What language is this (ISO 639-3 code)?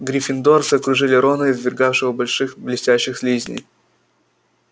rus